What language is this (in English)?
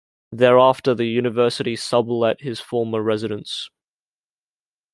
English